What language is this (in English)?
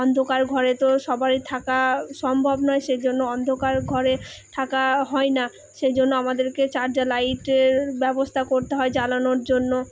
Bangla